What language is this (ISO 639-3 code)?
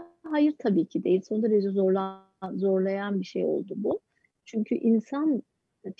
tur